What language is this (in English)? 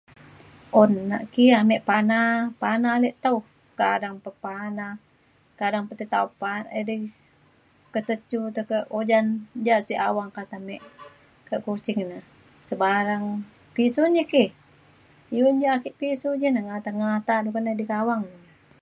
Mainstream Kenyah